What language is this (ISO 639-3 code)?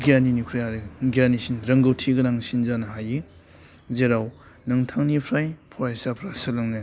brx